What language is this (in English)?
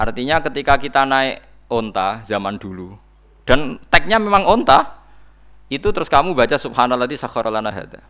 Indonesian